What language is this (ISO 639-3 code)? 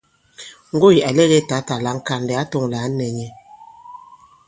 abb